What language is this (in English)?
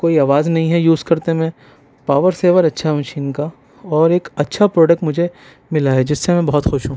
Urdu